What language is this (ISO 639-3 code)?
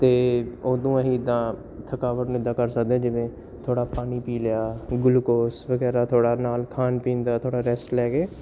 pan